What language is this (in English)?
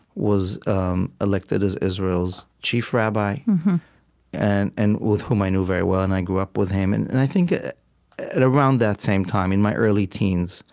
English